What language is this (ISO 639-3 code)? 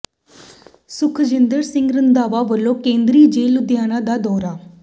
pan